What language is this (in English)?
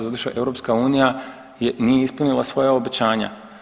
Croatian